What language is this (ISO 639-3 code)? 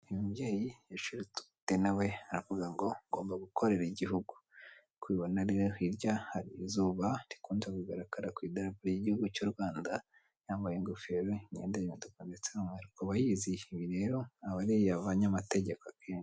kin